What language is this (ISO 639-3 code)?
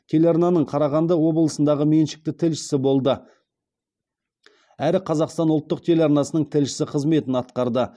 kaz